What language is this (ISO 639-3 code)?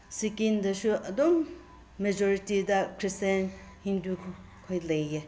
mni